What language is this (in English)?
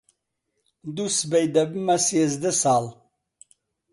Central Kurdish